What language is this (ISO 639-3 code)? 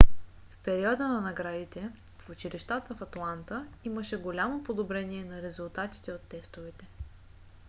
bul